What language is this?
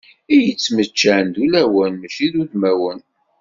Kabyle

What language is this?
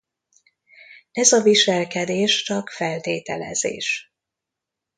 Hungarian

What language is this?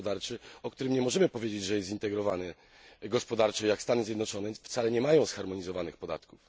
Polish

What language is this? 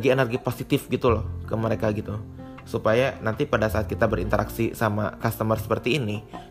Indonesian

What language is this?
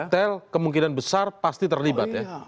Indonesian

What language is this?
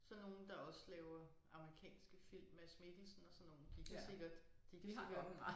Danish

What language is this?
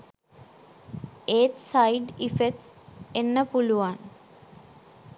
Sinhala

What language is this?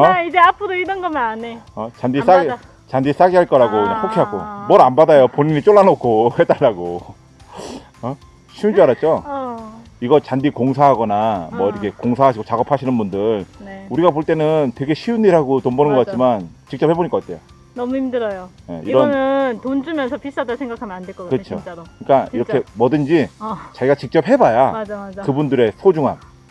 Korean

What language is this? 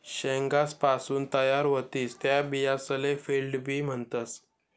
Marathi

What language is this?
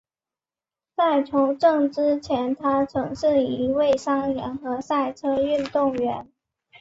Chinese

